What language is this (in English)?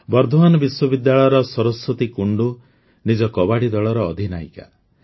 Odia